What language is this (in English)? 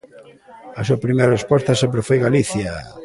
Galician